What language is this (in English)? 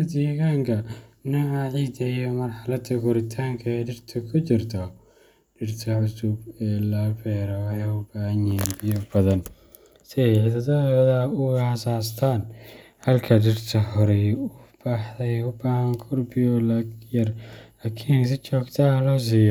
Somali